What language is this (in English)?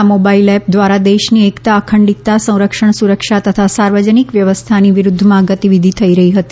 Gujarati